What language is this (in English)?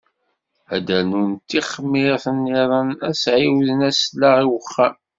Kabyle